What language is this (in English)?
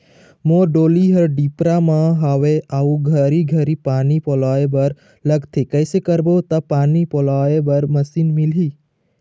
Chhattisgarhi